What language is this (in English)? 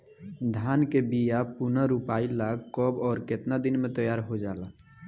Bhojpuri